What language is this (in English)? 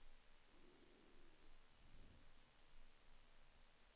Swedish